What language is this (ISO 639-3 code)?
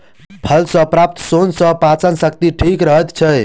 mai